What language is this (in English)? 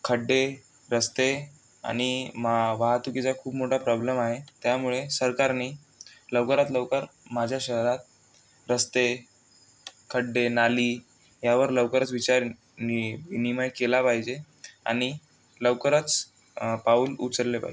Marathi